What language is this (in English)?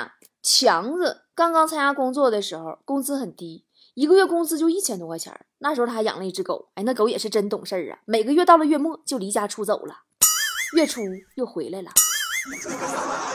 Chinese